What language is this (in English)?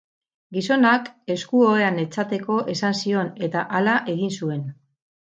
Basque